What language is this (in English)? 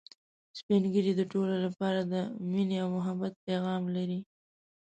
Pashto